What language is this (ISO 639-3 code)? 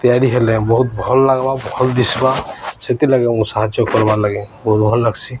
ori